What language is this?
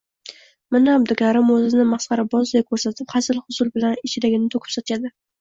Uzbek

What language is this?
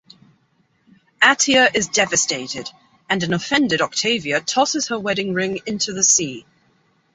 English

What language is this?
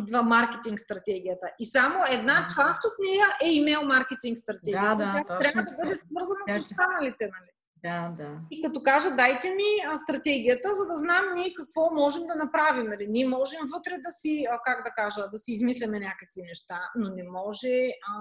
Bulgarian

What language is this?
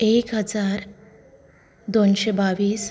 Konkani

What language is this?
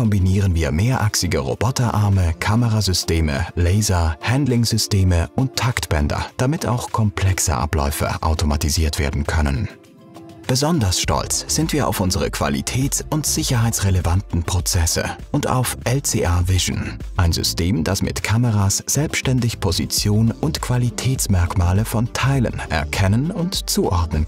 German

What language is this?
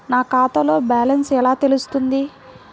Telugu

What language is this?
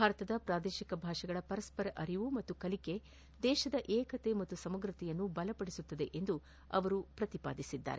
Kannada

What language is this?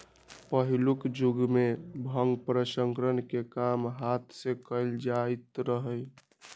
Magahi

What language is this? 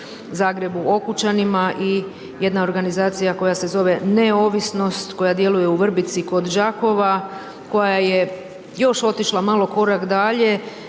Croatian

